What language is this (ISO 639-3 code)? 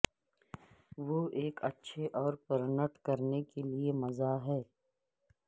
urd